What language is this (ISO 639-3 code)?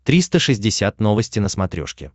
rus